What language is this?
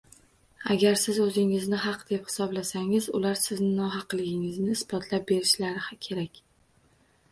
Uzbek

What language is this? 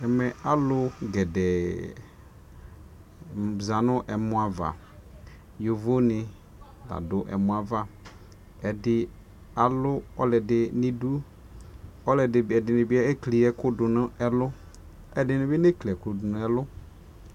Ikposo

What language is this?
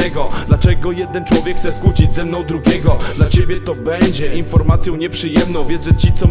Polish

